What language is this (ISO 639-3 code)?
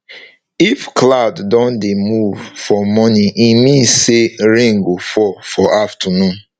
pcm